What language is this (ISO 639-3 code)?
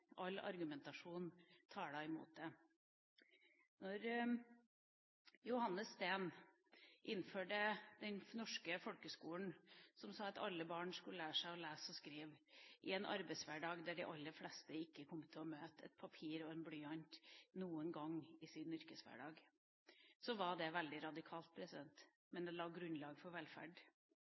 nob